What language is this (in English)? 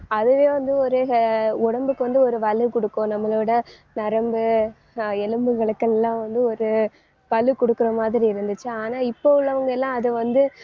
Tamil